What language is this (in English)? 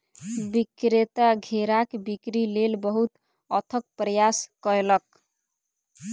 Maithili